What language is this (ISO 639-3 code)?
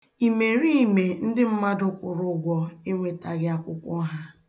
ibo